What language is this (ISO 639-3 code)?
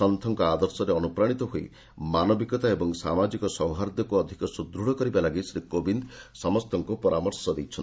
ori